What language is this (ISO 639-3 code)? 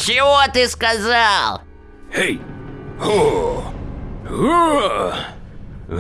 rus